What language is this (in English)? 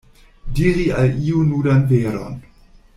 Esperanto